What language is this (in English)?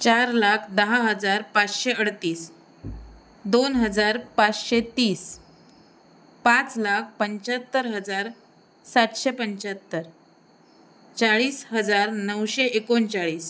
Marathi